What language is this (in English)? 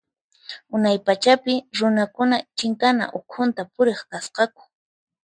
Puno Quechua